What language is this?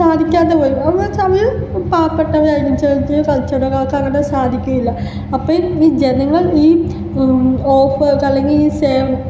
Malayalam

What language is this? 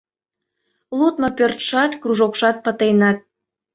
Mari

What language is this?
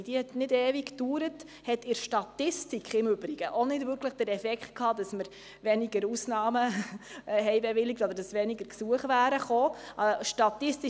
Swiss German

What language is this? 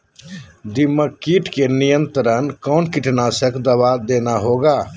Magahi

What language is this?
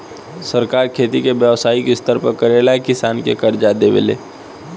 Bhojpuri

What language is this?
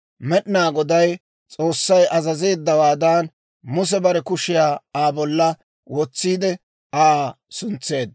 Dawro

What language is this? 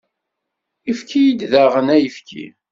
Kabyle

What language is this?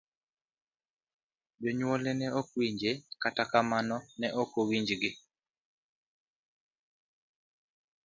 Luo (Kenya and Tanzania)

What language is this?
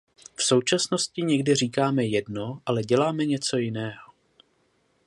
Czech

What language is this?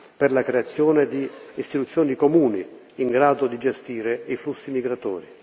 Italian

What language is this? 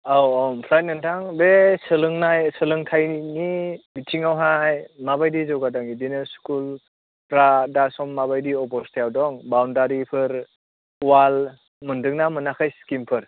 Bodo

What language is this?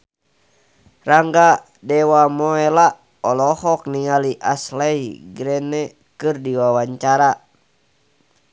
Sundanese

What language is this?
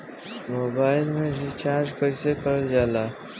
Bhojpuri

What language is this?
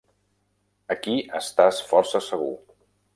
Catalan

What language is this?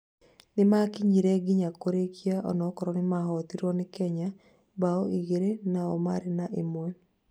Kikuyu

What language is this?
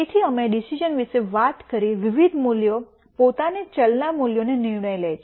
Gujarati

